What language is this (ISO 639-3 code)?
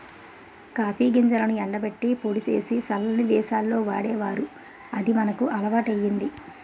tel